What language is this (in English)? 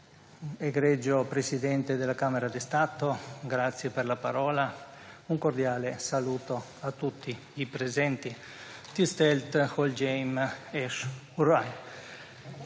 Slovenian